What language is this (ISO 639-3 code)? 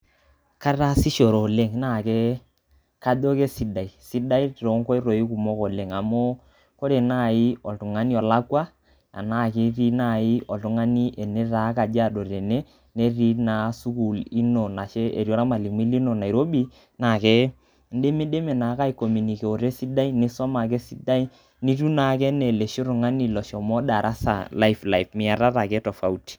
mas